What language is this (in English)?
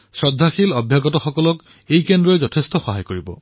Assamese